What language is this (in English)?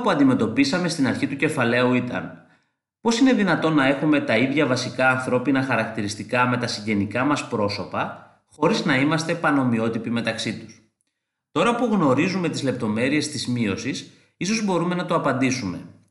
Greek